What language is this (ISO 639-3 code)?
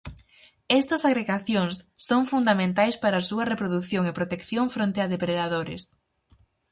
glg